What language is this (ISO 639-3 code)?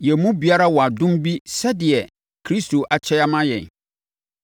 aka